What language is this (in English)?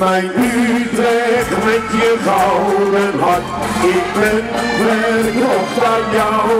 Dutch